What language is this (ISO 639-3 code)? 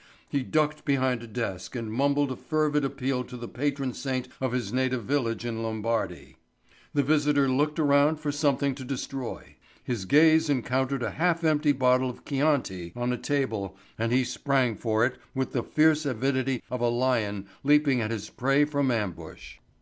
eng